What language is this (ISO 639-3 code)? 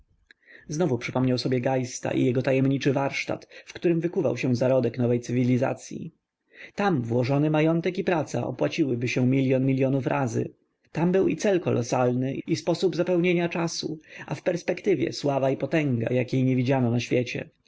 pol